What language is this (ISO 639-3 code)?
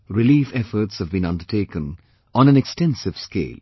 eng